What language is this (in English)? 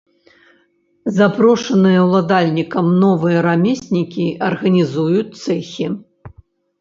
Belarusian